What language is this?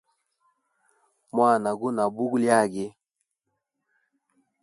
Hemba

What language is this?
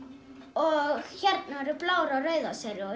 Icelandic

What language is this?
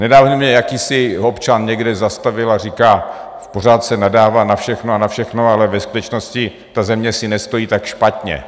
Czech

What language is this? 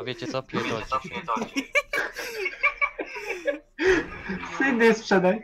Polish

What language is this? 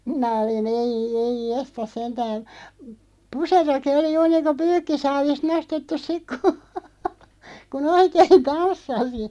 Finnish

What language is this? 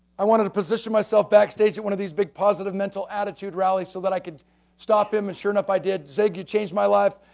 English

